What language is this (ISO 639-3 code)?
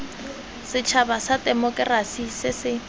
tsn